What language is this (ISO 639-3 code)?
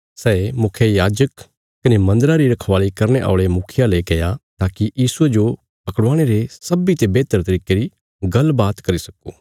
kfs